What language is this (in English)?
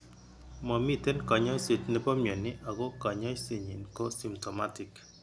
Kalenjin